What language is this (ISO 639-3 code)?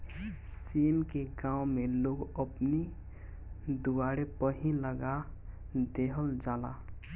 bho